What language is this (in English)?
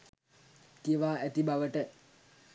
Sinhala